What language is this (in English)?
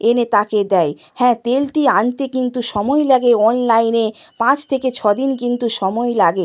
Bangla